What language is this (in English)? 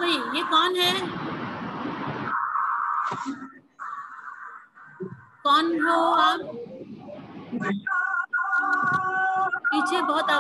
Hindi